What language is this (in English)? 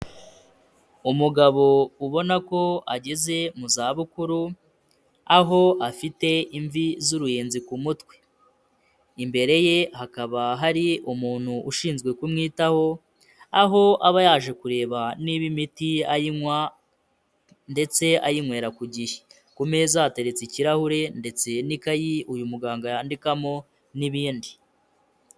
Kinyarwanda